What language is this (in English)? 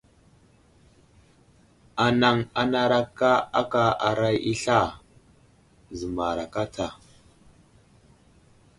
Wuzlam